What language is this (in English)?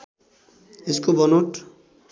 Nepali